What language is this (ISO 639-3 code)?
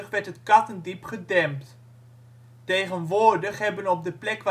nld